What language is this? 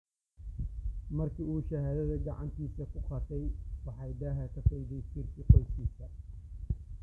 Somali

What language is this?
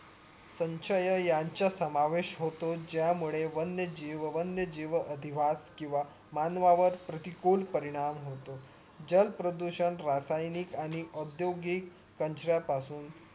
Marathi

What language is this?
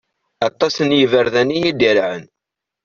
Kabyle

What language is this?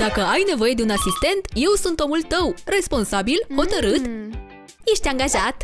Romanian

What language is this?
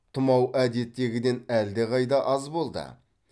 Kazakh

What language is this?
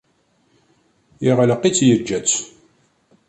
Kabyle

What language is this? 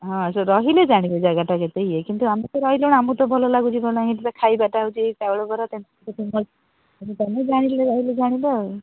Odia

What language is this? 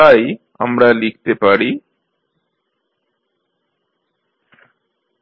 Bangla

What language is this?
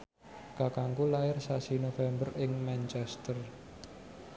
Javanese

